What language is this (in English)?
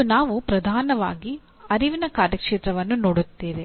Kannada